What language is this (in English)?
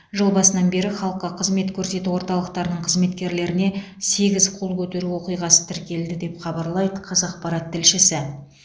Kazakh